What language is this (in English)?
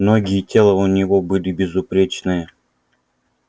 Russian